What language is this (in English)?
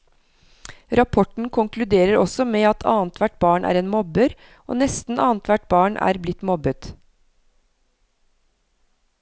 Norwegian